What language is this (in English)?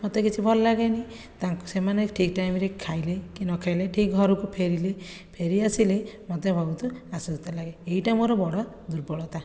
Odia